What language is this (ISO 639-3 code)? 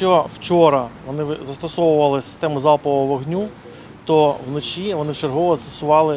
ukr